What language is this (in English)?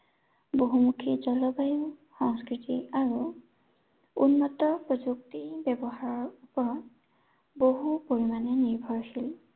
Assamese